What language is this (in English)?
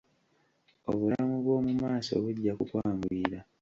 Ganda